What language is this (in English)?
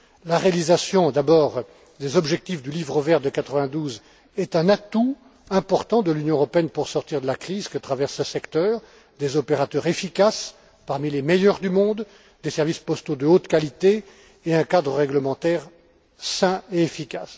French